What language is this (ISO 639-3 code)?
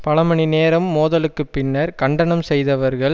tam